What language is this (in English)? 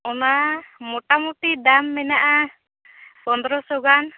Santali